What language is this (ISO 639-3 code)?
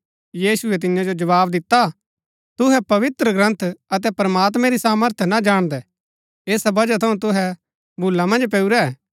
gbk